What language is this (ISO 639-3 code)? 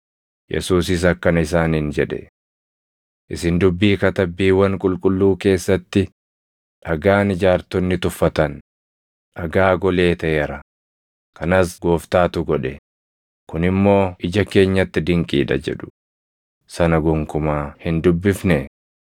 orm